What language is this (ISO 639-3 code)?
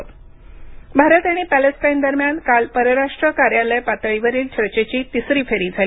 mar